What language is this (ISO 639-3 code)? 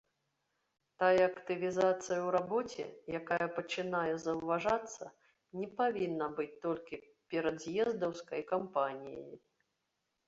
bel